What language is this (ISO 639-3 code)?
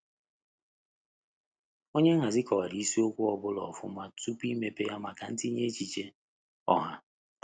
ibo